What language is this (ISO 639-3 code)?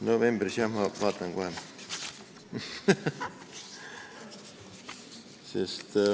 est